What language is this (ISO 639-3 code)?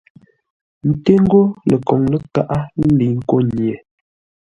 nla